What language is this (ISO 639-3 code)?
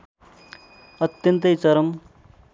nep